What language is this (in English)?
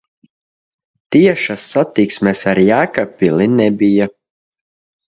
Latvian